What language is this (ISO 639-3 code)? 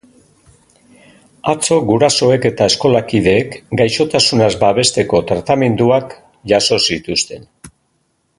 eus